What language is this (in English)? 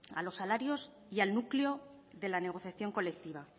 Spanish